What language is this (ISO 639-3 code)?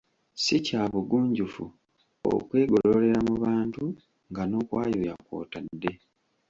lug